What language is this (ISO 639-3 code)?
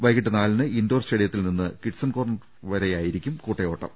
mal